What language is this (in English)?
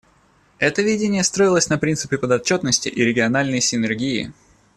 Russian